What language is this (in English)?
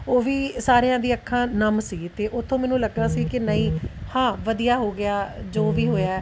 Punjabi